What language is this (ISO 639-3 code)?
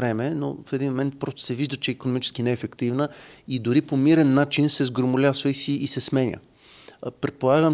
bul